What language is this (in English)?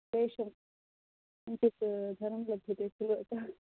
Sanskrit